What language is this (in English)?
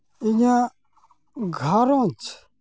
Santali